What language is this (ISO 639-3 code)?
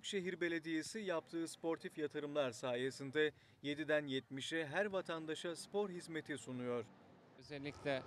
tur